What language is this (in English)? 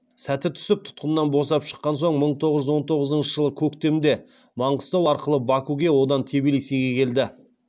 Kazakh